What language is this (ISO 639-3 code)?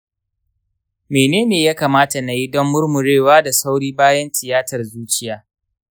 hau